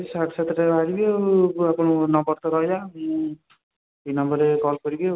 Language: Odia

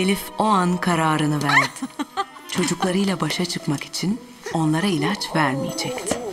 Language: Turkish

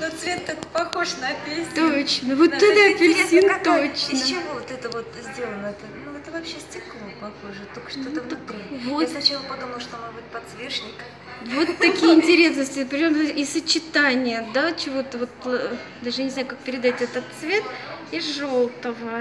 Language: Russian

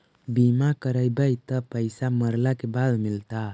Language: Magahi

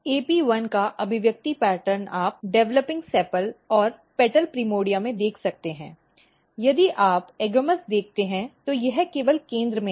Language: Hindi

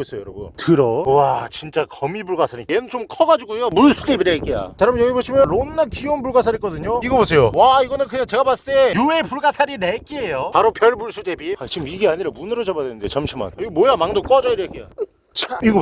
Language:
Korean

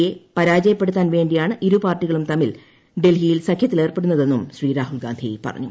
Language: Malayalam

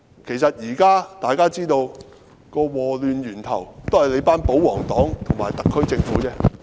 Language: Cantonese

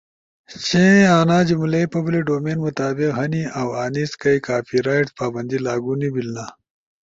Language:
Ushojo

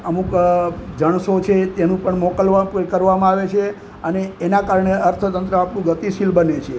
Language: Gujarati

